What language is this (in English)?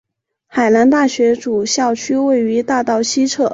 Chinese